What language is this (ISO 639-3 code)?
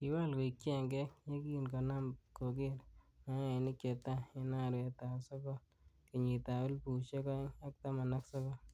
kln